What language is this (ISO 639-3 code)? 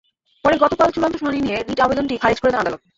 ben